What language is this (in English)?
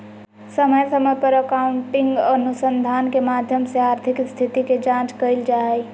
Magahi